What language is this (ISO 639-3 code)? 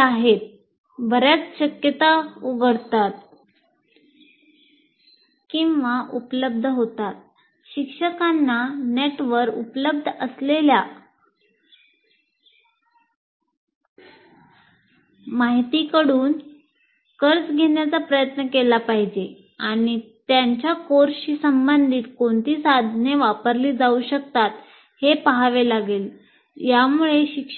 mar